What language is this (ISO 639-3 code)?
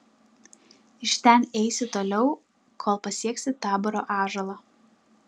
lit